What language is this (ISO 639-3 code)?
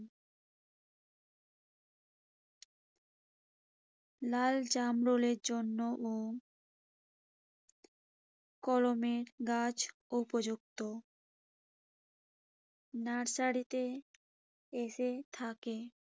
ben